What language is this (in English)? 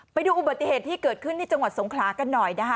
Thai